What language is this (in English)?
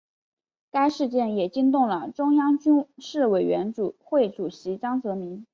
Chinese